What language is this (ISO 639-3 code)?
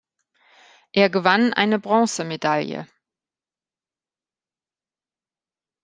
deu